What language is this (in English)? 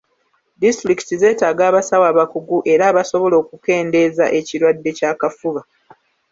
Ganda